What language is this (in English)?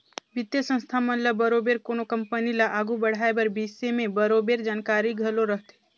Chhattisgarhi